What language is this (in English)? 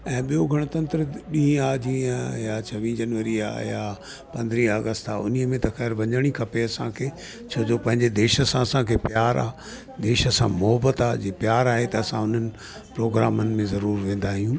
Sindhi